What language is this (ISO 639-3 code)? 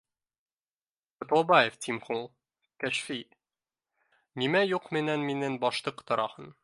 bak